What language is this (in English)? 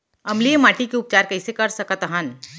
Chhattisgarhi